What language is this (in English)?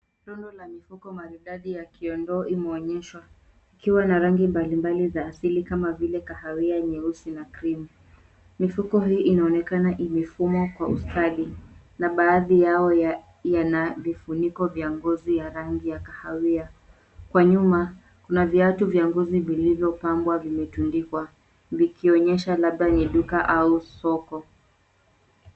Swahili